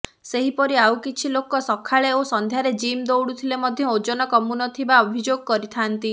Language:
Odia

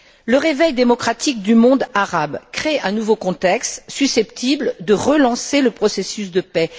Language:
French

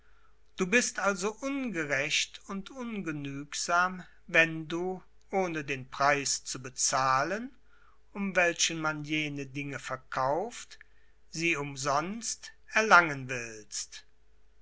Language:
German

